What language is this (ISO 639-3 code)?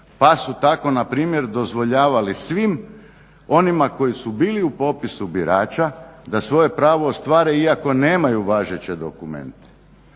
hrv